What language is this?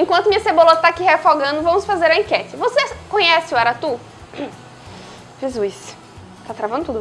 Portuguese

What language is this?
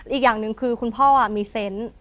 Thai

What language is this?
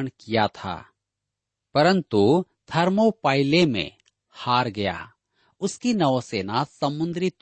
Hindi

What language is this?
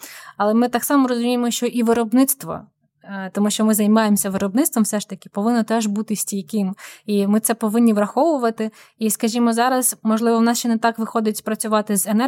Ukrainian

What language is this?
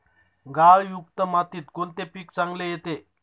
Marathi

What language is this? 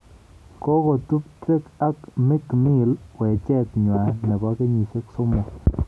Kalenjin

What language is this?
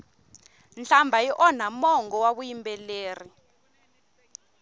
Tsonga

